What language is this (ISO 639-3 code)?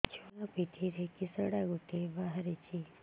ori